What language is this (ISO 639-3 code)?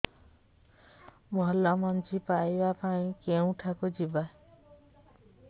ori